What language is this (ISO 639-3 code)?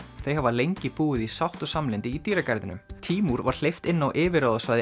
isl